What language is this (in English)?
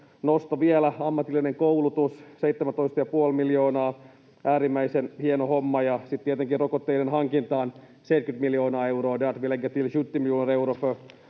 Finnish